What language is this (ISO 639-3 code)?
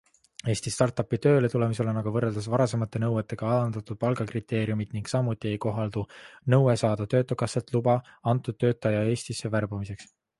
est